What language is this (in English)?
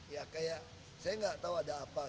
Indonesian